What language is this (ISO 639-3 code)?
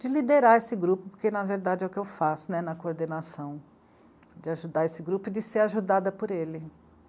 por